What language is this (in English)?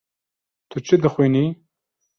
Kurdish